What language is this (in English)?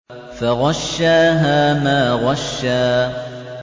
Arabic